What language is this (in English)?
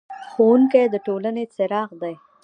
Pashto